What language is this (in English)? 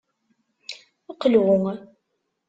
Kabyle